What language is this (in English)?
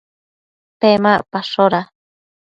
Matsés